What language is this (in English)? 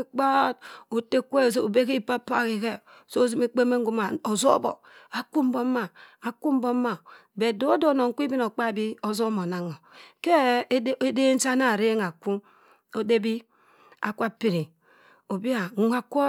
Cross River Mbembe